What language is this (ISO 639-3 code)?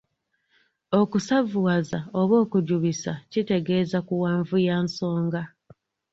lug